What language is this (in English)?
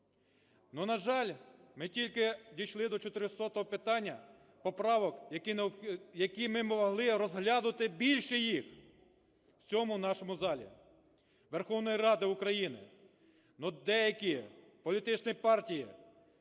Ukrainian